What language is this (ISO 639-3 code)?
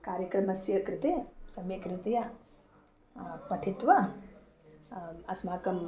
san